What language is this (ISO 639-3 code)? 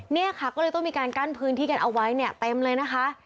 tha